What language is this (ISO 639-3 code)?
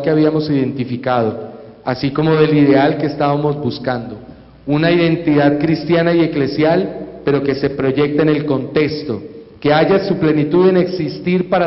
spa